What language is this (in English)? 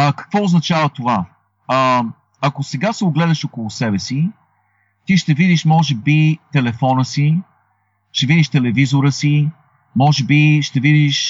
Bulgarian